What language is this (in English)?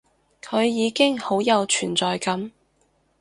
Cantonese